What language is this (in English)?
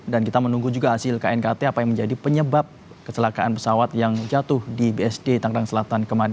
Indonesian